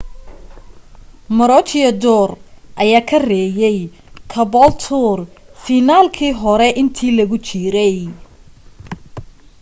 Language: Somali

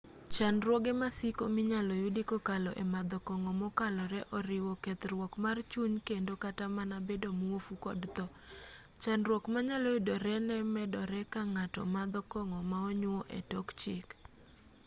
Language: Luo (Kenya and Tanzania)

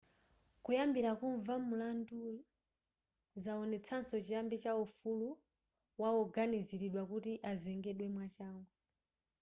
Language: Nyanja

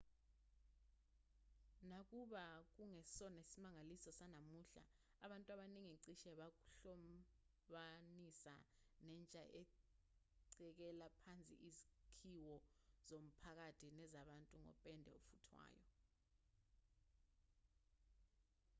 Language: Zulu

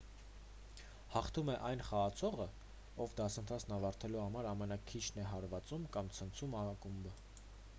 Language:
Armenian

